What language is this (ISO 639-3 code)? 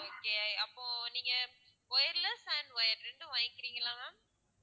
tam